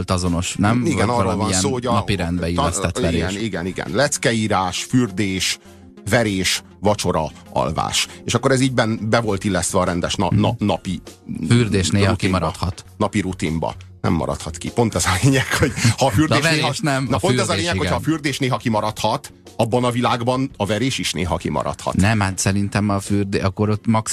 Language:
Hungarian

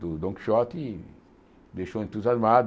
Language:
Portuguese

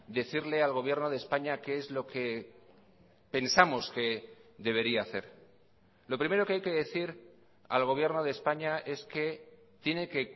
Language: Spanish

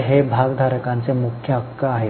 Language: Marathi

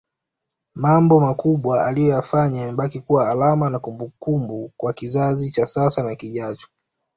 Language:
Swahili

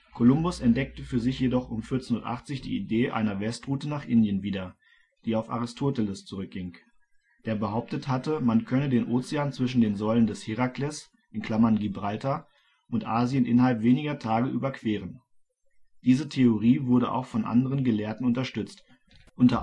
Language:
German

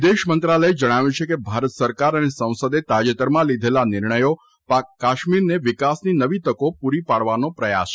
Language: Gujarati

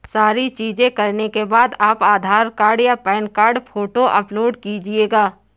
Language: Hindi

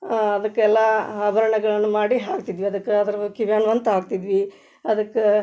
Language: Kannada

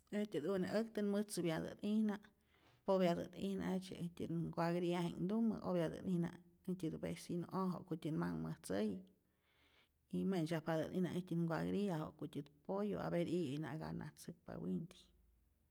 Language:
Rayón Zoque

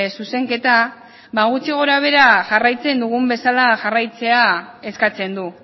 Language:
Basque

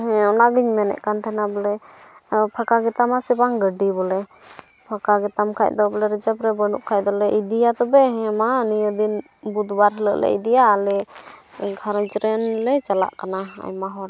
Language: Santali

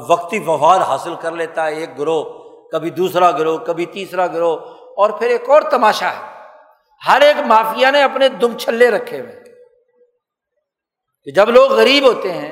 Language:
Urdu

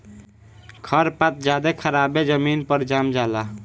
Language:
Bhojpuri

